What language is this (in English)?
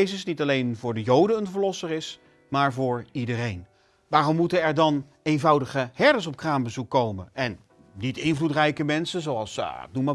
Dutch